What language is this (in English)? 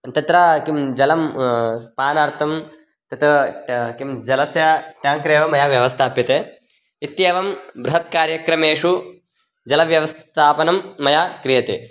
Sanskrit